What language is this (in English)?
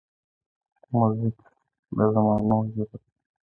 Pashto